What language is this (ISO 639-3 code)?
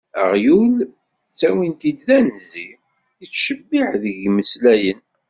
kab